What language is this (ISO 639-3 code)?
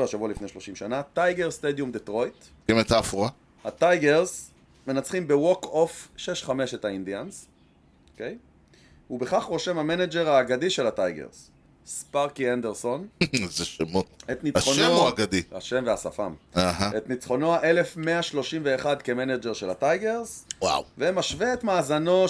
heb